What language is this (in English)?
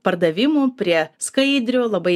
Lithuanian